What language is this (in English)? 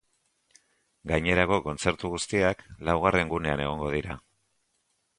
Basque